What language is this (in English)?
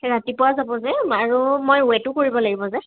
Assamese